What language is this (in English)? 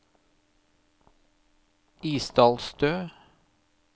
Norwegian